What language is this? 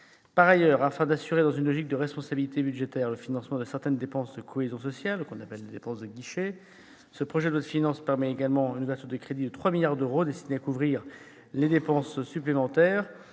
French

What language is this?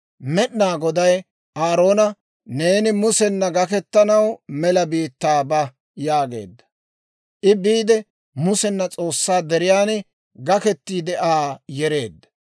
Dawro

